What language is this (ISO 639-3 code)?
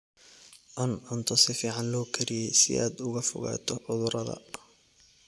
som